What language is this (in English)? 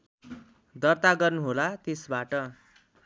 Nepali